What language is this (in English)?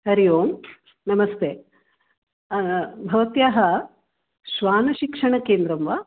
Sanskrit